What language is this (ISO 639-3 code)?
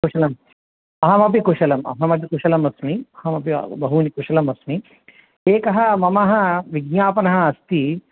san